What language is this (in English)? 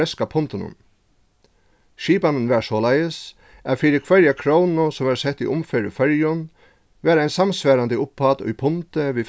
Faroese